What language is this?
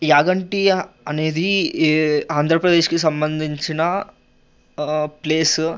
Telugu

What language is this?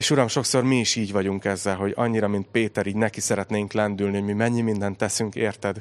Hungarian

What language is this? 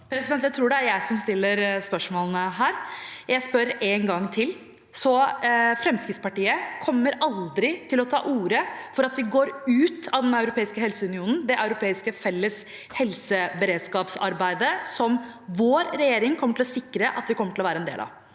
Norwegian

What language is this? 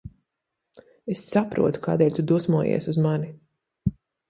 Latvian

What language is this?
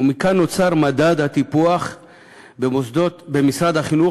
Hebrew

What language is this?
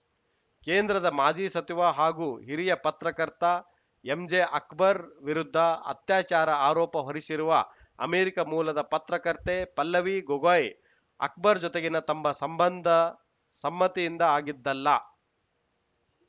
Kannada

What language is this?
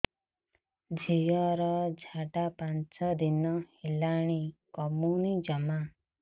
Odia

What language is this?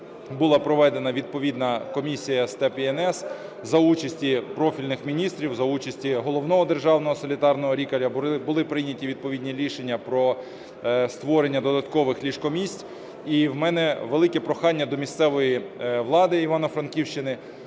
Ukrainian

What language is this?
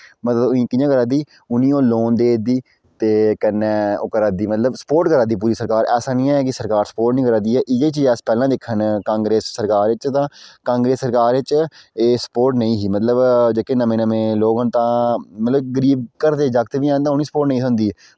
Dogri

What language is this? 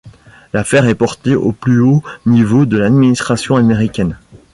French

